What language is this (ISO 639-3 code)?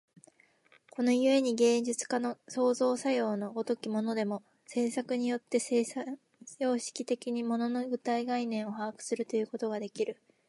jpn